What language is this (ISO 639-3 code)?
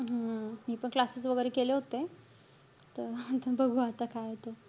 mar